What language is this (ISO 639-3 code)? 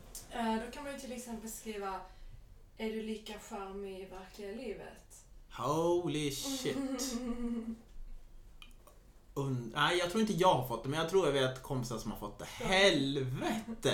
swe